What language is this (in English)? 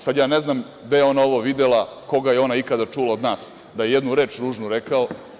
Serbian